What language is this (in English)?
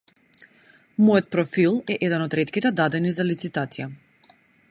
Macedonian